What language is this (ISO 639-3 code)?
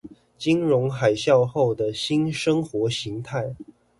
zho